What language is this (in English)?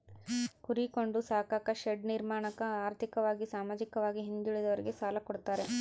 Kannada